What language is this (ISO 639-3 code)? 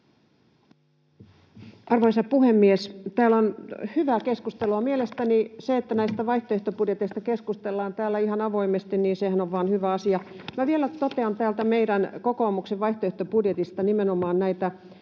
fin